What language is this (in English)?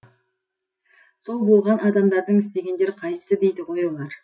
Kazakh